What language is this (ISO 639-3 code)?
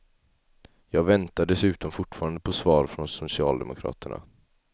swe